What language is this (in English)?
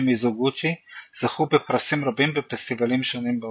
Hebrew